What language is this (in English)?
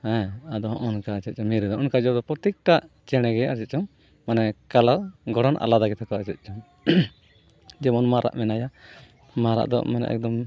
Santali